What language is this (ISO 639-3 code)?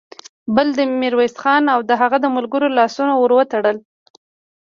pus